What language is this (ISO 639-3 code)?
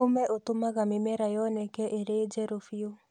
kik